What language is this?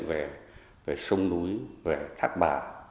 Vietnamese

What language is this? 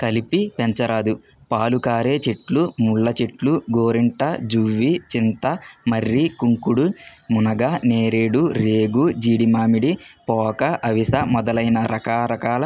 Telugu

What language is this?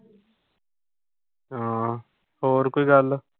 Punjabi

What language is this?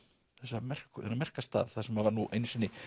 Icelandic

